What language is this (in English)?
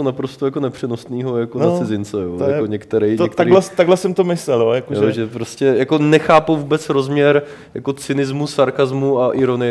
Czech